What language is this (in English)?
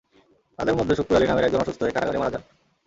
Bangla